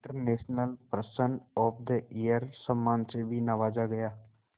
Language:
Hindi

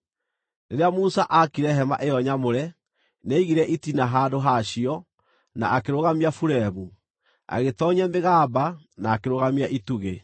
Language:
Kikuyu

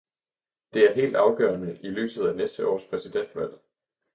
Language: Danish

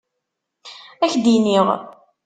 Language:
Kabyle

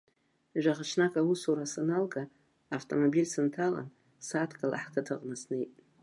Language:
Abkhazian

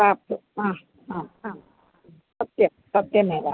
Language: Sanskrit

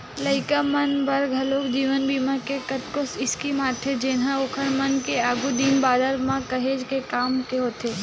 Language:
Chhattisgarhi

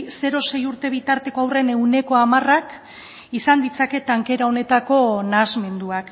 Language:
Basque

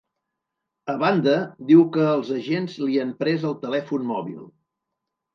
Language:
Catalan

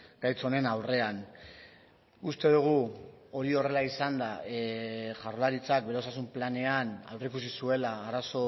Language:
Basque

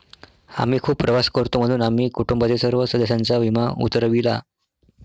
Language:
Marathi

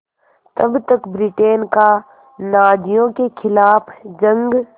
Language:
Hindi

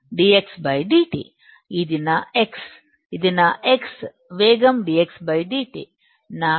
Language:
Telugu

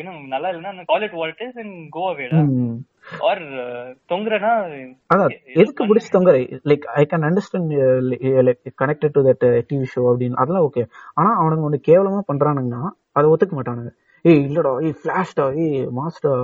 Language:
Tamil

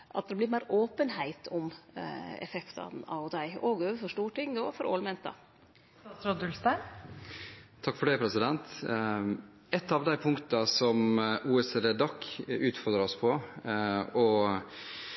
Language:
Norwegian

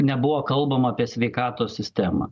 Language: Lithuanian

